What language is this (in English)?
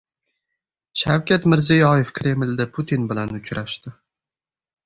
Uzbek